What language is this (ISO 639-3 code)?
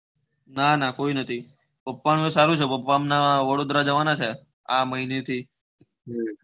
guj